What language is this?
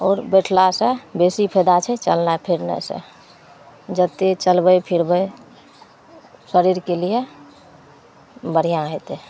Maithili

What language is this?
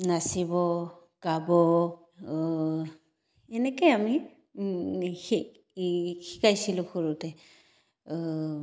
Assamese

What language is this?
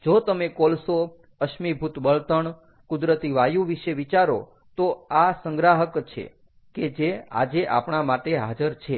Gujarati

